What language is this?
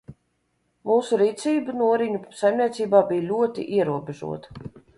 Latvian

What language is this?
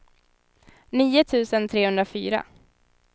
Swedish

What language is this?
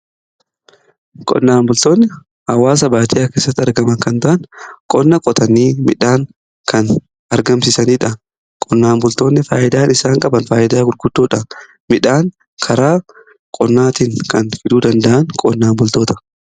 Oromo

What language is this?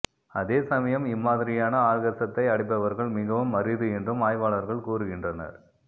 Tamil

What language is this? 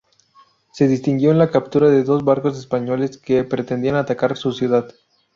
Spanish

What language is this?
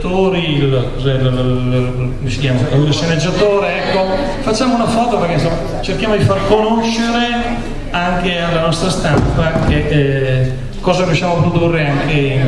Italian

